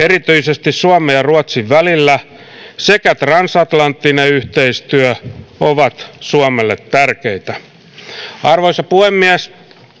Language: Finnish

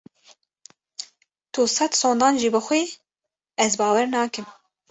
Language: Kurdish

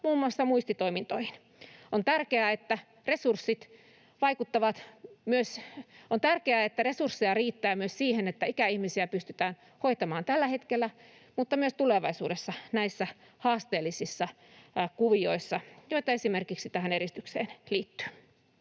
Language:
Finnish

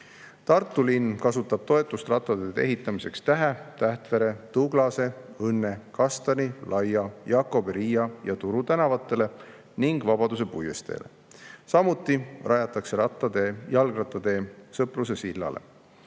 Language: Estonian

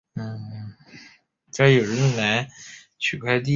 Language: Chinese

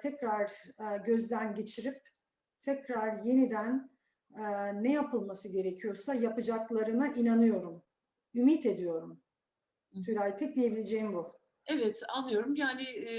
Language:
Turkish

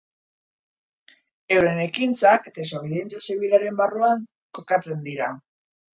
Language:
Basque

